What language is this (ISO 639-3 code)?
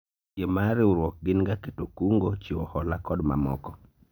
luo